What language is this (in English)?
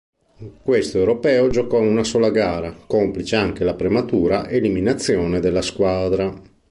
Italian